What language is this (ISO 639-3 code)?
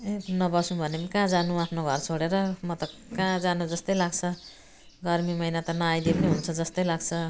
nep